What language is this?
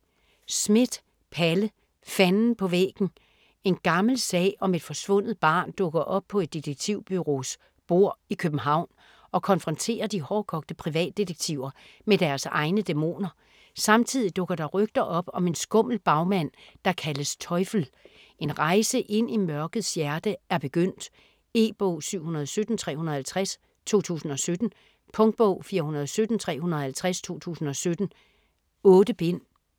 Danish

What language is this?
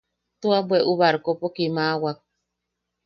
Yaqui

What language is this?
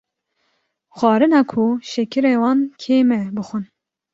Kurdish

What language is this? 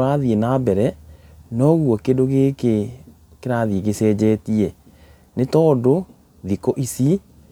Kikuyu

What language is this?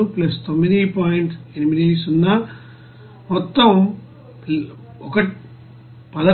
Telugu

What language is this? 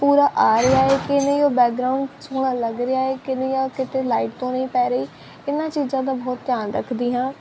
Punjabi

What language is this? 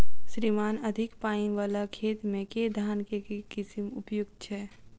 Maithili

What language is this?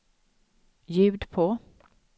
Swedish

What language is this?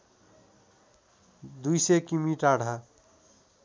Nepali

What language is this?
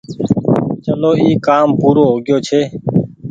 Goaria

